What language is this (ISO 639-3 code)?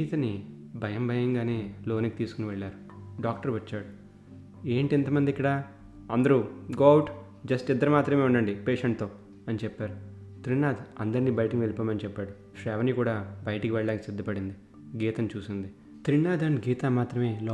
tel